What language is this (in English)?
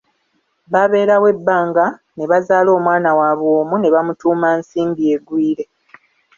Ganda